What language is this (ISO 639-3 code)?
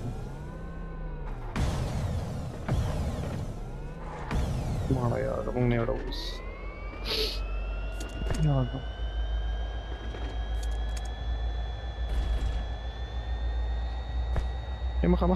ara